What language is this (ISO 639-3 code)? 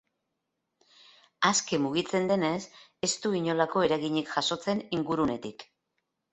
eus